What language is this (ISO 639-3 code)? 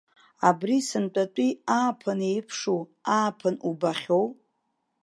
abk